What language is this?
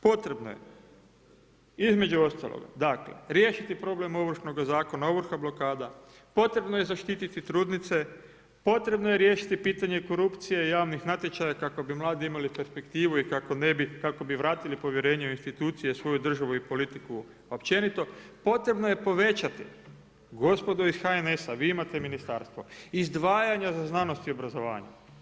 Croatian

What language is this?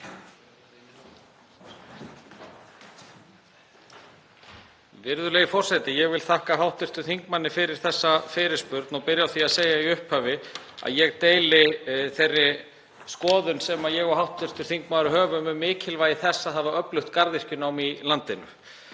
Icelandic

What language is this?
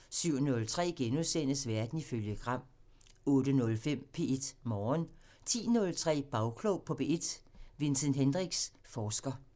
Danish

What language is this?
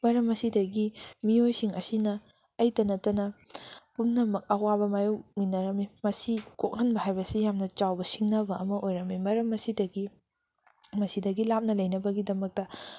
Manipuri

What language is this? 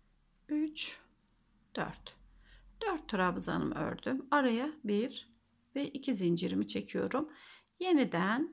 Turkish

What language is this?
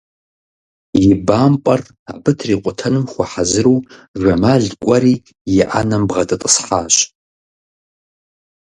Kabardian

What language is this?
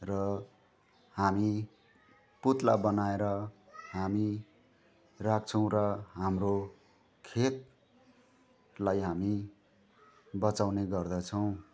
Nepali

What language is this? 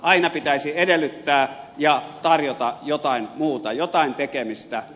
Finnish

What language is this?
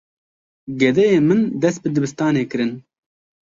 Kurdish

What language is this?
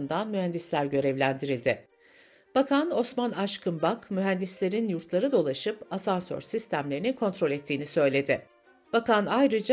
Turkish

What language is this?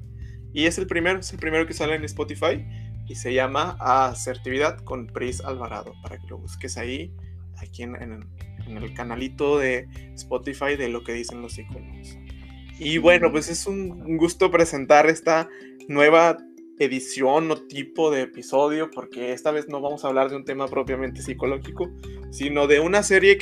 Spanish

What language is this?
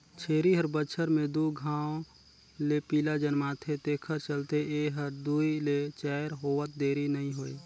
Chhattisgarhi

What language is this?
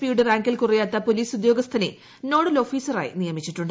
Malayalam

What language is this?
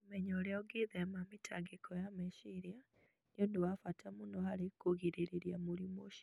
Kikuyu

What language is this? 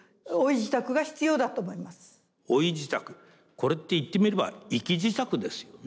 Japanese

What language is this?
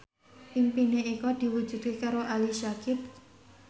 Javanese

